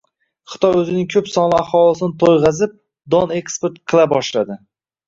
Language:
Uzbek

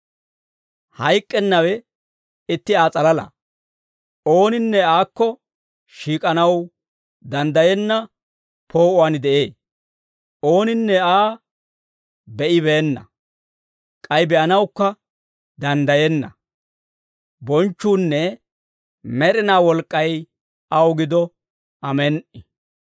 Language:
Dawro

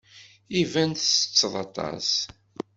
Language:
Kabyle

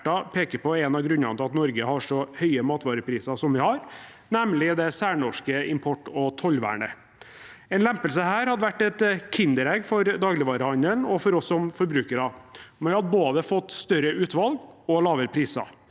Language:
Norwegian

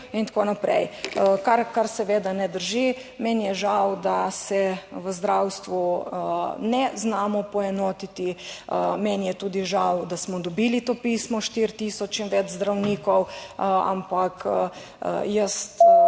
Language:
Slovenian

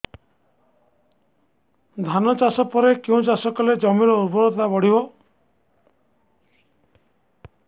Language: Odia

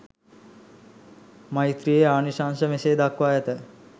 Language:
Sinhala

